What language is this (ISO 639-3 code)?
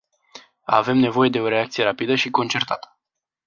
ron